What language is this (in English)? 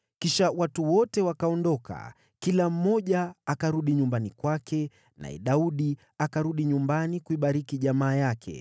Swahili